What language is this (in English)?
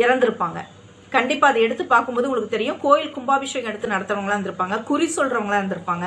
Tamil